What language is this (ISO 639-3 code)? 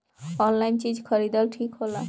bho